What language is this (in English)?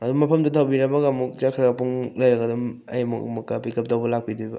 Manipuri